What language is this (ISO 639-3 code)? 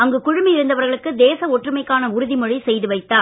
tam